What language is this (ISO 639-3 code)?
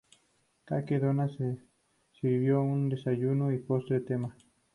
spa